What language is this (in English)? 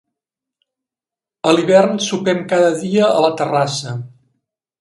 Catalan